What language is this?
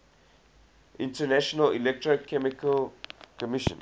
English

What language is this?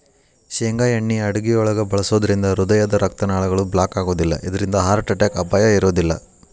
Kannada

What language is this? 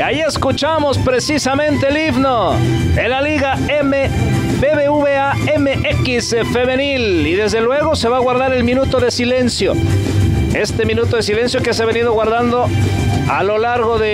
Spanish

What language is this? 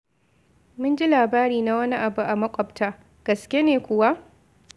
Hausa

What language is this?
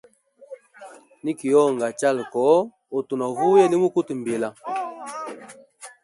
Hemba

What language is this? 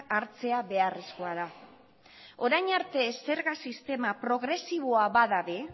Basque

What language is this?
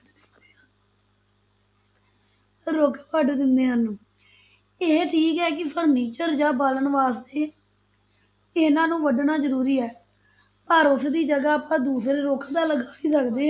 Punjabi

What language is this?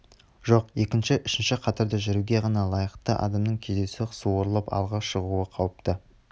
Kazakh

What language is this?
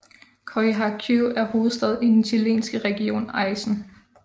Danish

